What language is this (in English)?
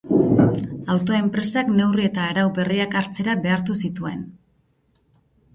Basque